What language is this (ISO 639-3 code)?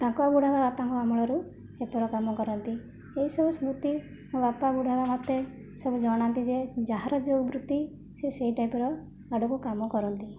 ori